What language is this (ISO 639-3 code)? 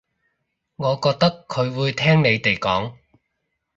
yue